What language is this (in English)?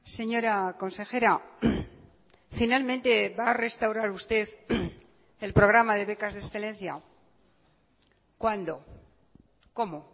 Spanish